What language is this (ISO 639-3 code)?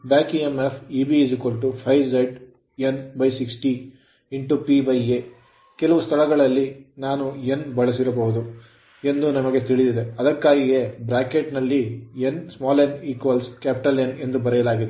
kan